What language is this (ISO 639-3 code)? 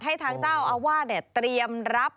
tha